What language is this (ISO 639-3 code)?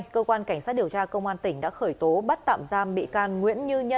vie